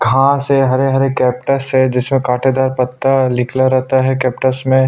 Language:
Hindi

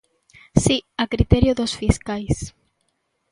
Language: Galician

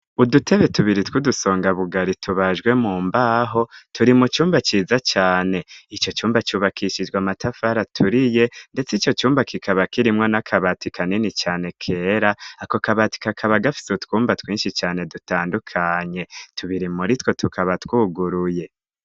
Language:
Rundi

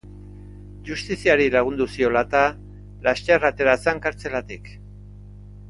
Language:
Basque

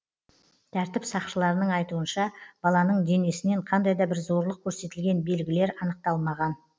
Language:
Kazakh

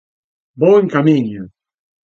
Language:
Galician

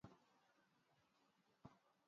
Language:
Swahili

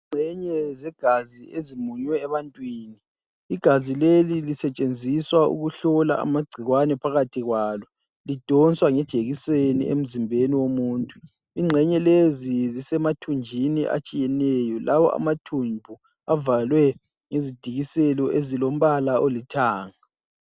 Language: North Ndebele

